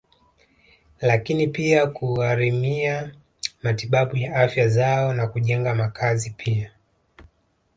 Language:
Swahili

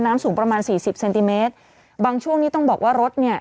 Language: Thai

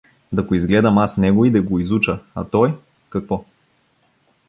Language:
Bulgarian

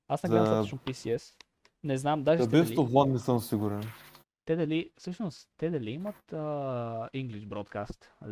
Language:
Bulgarian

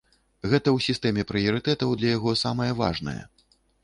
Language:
Belarusian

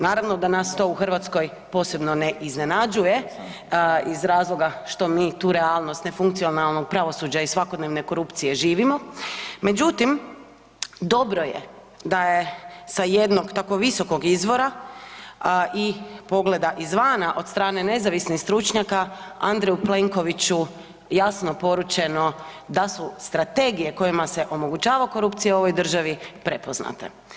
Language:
Croatian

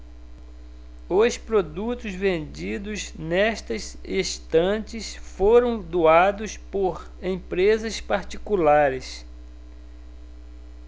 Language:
Portuguese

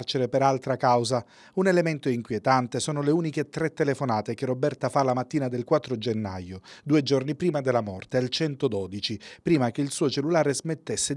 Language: Italian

